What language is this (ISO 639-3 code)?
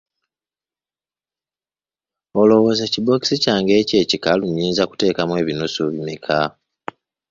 lug